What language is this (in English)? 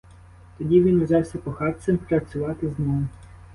Ukrainian